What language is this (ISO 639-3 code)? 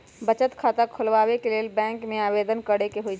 mag